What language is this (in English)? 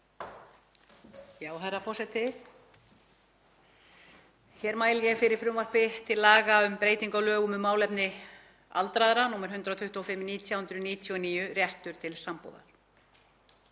Icelandic